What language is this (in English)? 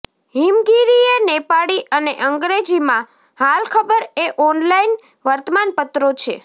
Gujarati